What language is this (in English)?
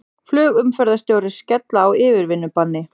Icelandic